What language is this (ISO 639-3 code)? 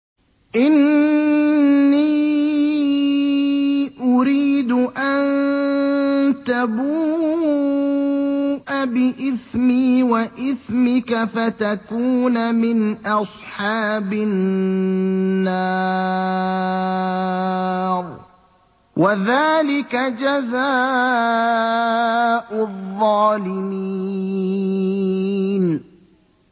ara